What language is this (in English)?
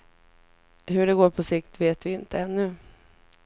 Swedish